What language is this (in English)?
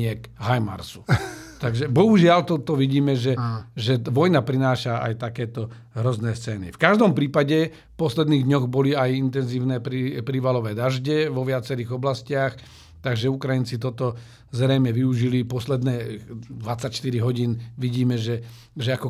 Slovak